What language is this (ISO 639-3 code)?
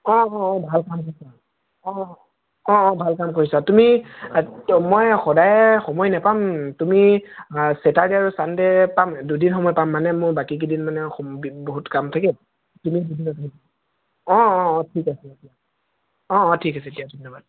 asm